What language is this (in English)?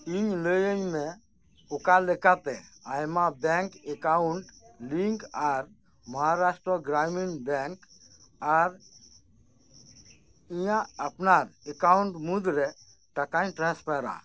Santali